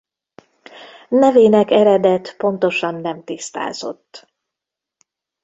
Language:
Hungarian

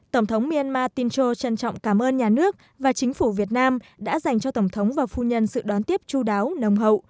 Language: Vietnamese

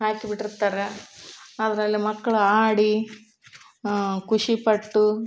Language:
Kannada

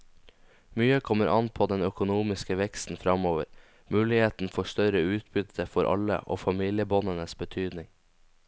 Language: Norwegian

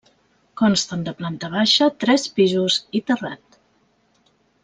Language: Catalan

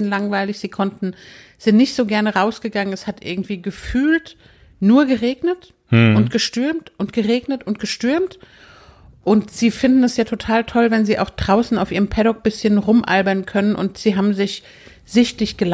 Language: German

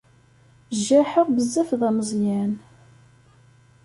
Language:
Kabyle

